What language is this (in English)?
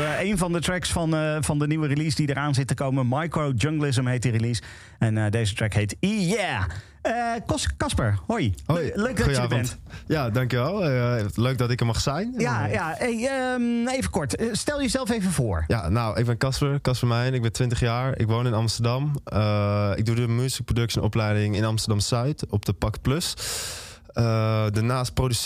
Dutch